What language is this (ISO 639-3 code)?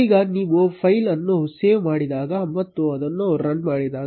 kan